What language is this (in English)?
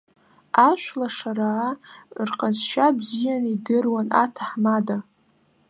Abkhazian